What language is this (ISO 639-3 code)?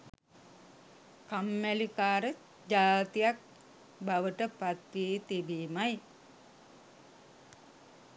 sin